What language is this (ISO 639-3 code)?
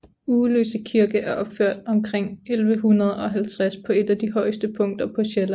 dan